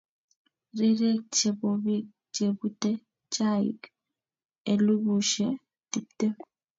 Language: Kalenjin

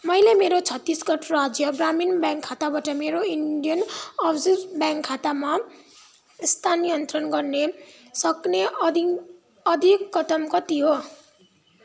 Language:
Nepali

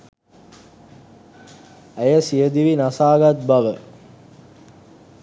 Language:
Sinhala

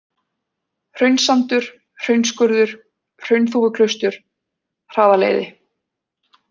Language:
Icelandic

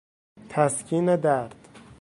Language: Persian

